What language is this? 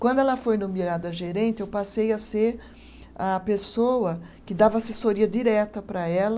Portuguese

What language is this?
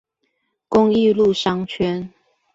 Chinese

